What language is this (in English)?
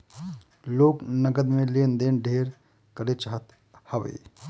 Bhojpuri